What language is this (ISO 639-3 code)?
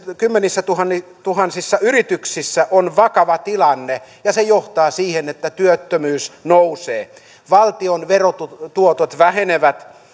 fin